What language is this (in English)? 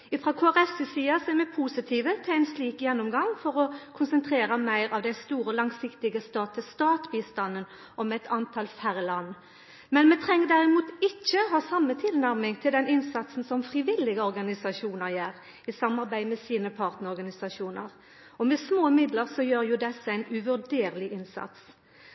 Norwegian Nynorsk